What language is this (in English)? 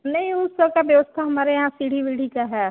Hindi